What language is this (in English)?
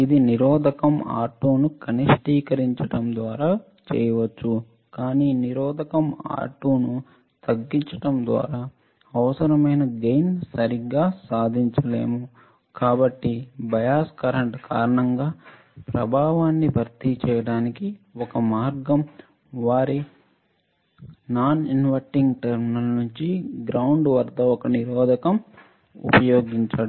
Telugu